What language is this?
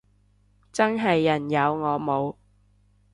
Cantonese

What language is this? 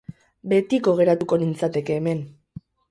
Basque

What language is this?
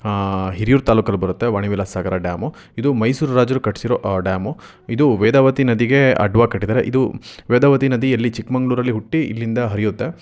Kannada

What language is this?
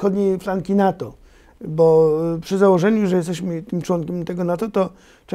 Polish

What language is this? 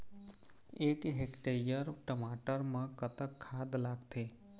Chhattisgarhi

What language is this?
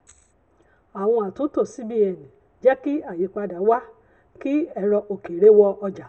Yoruba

